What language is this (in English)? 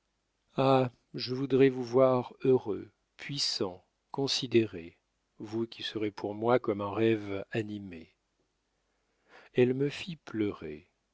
French